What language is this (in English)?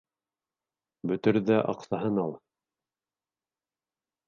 Bashkir